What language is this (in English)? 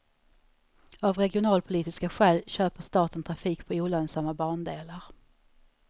Swedish